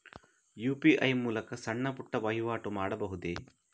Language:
Kannada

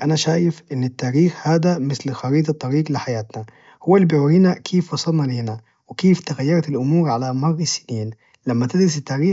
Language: Najdi Arabic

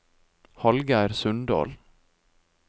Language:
Norwegian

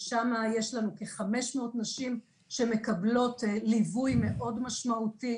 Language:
Hebrew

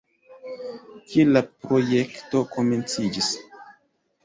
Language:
Esperanto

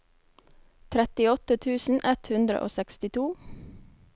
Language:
Norwegian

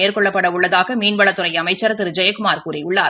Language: Tamil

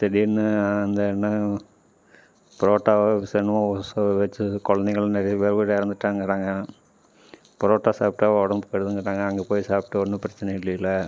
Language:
Tamil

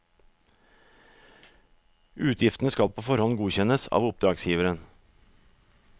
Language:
Norwegian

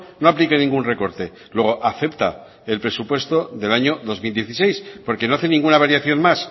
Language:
Spanish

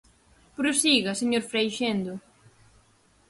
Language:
Galician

